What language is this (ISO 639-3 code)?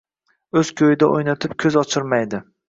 uzb